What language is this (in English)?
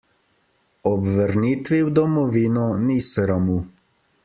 Slovenian